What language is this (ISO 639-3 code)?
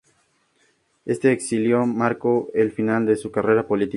spa